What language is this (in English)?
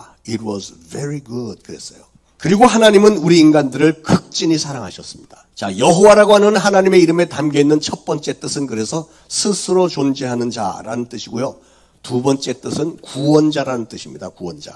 Korean